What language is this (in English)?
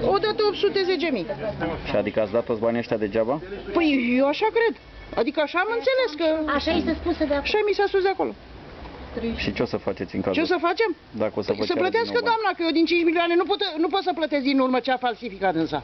Romanian